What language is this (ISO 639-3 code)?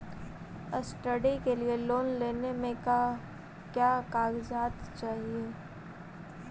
mag